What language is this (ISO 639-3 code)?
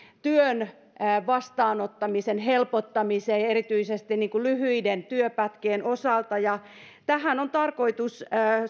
fin